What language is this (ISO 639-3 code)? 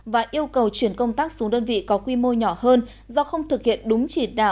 vie